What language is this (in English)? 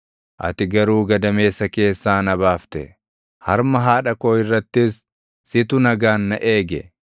Oromo